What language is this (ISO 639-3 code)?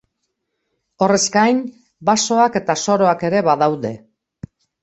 eus